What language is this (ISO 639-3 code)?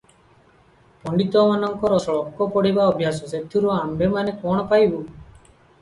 ori